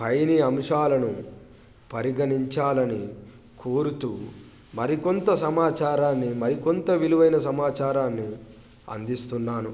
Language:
Telugu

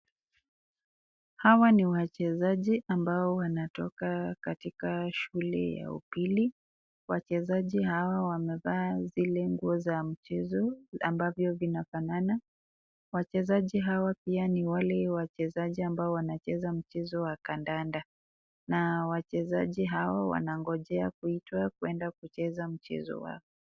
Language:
Swahili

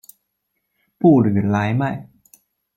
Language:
Chinese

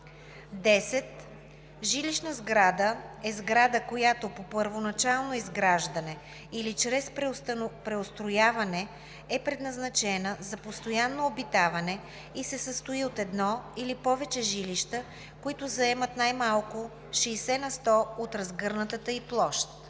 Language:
Bulgarian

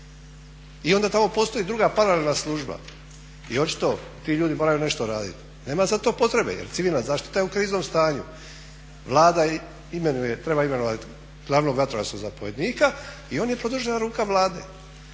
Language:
Croatian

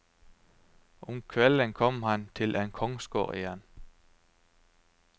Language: Norwegian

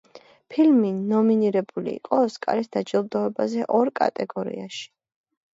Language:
Georgian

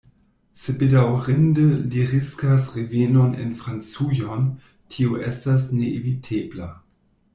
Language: Esperanto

